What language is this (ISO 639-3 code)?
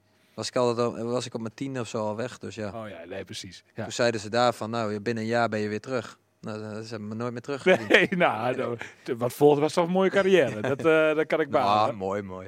nld